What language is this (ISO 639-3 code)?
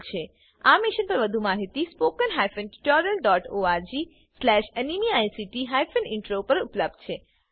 guj